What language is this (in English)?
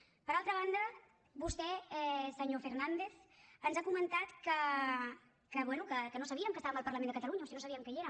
Catalan